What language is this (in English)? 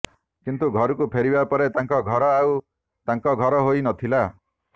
Odia